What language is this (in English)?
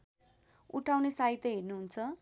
Nepali